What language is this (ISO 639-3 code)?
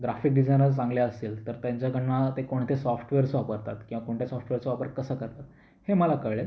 mar